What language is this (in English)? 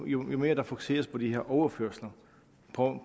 Danish